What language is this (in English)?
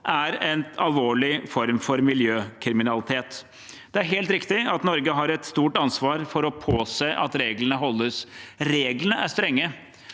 Norwegian